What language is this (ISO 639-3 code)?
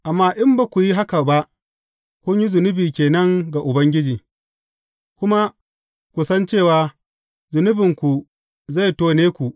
hau